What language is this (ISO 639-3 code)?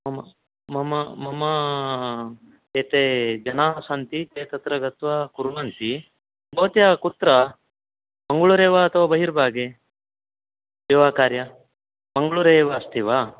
san